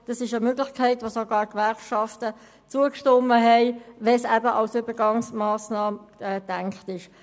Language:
Swiss German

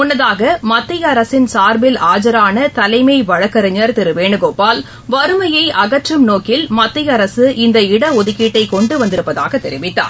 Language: Tamil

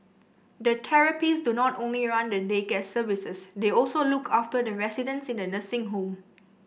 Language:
English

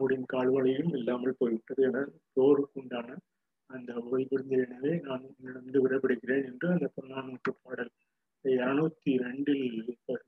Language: Tamil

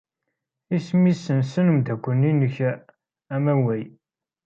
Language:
Kabyle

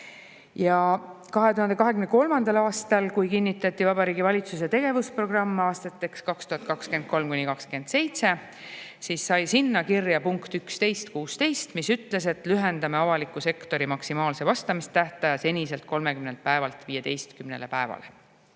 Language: Estonian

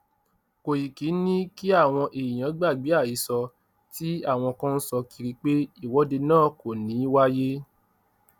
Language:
Yoruba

